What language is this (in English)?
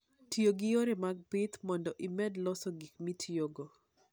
Luo (Kenya and Tanzania)